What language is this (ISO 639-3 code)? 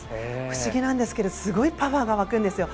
jpn